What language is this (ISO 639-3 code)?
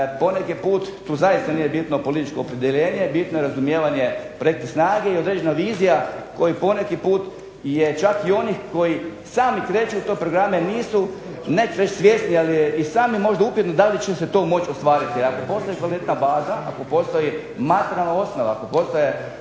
hrv